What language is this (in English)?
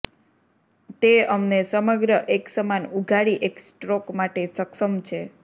Gujarati